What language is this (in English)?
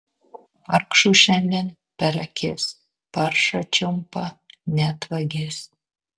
Lithuanian